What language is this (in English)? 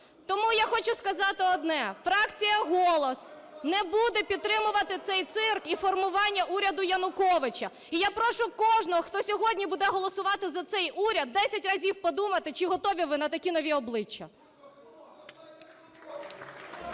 Ukrainian